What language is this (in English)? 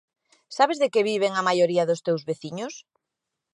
Galician